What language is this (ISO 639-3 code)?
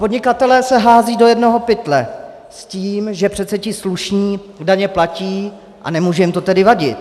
ces